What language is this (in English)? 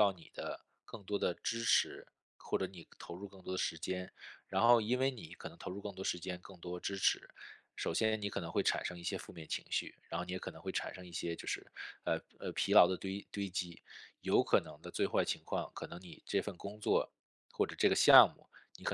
Chinese